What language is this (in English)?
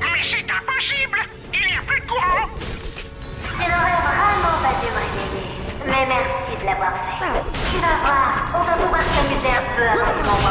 French